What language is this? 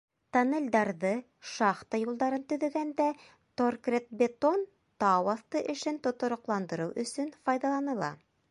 Bashkir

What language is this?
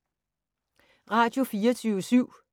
Danish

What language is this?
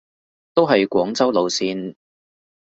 Cantonese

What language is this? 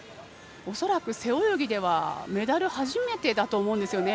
Japanese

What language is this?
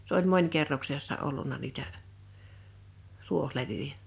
Finnish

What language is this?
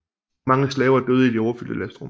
Danish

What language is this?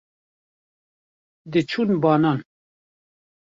Kurdish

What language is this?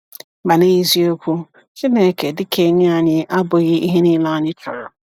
Igbo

